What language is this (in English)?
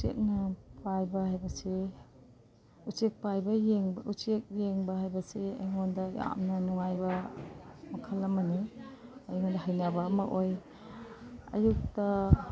Manipuri